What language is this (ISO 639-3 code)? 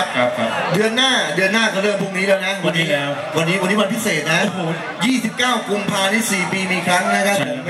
tha